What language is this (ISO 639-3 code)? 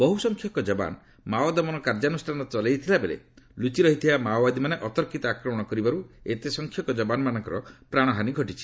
ori